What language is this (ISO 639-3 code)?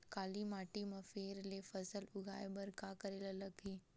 hne